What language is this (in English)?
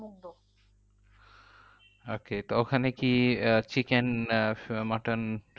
Bangla